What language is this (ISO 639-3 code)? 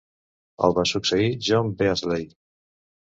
cat